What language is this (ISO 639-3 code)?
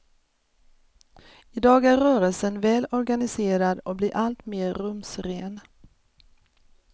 swe